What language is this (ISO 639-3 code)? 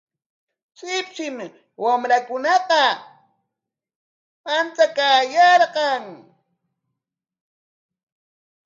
qwa